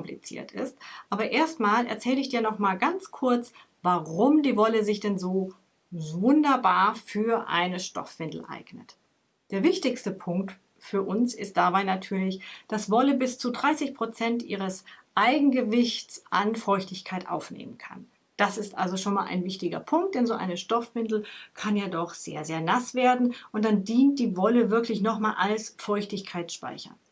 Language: German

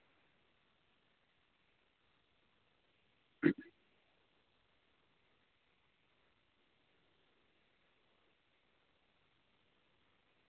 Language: Dogri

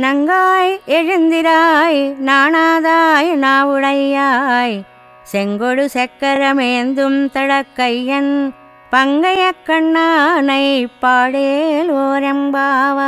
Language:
Telugu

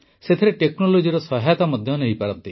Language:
Odia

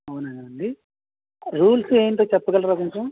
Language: Telugu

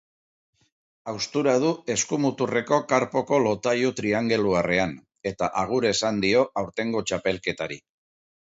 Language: Basque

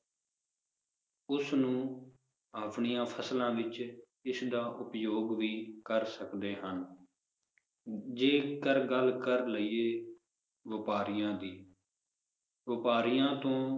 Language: Punjabi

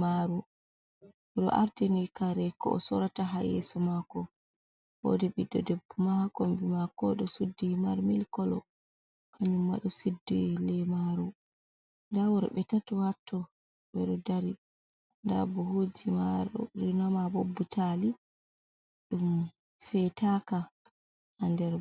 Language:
Fula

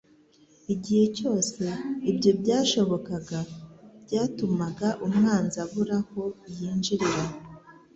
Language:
Kinyarwanda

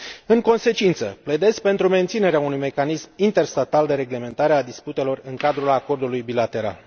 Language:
Romanian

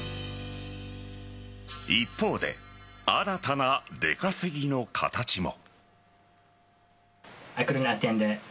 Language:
Japanese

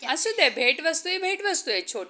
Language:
Marathi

